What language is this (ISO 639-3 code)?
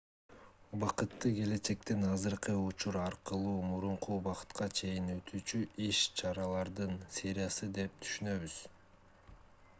kir